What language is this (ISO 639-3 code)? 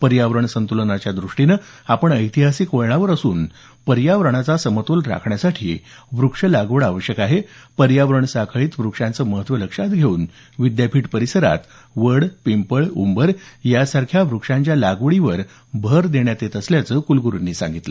mar